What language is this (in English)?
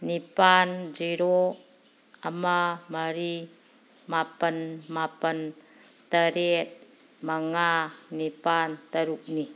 Manipuri